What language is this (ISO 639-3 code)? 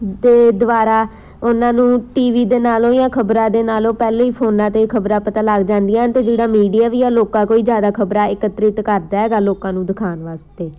pan